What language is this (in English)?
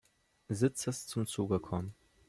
German